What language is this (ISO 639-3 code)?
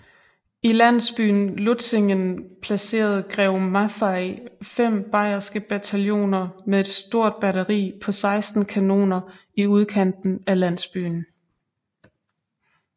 dan